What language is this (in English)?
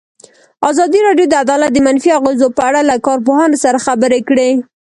Pashto